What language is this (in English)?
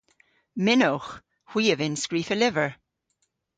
Cornish